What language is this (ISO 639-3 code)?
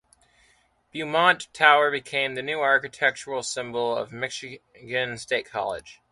eng